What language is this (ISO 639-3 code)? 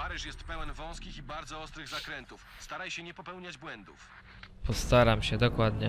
pol